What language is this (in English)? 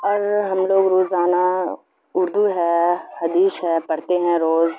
Urdu